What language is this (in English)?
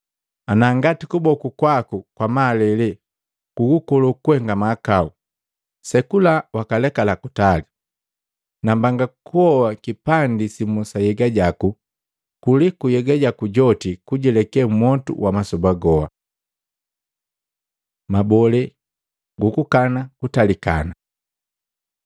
Matengo